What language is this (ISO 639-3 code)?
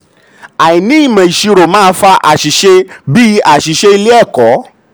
yor